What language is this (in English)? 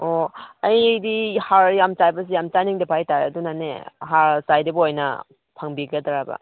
Manipuri